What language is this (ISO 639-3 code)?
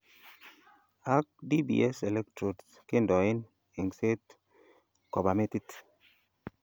kln